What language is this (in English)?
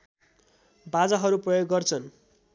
Nepali